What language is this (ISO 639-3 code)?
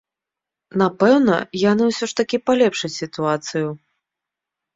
bel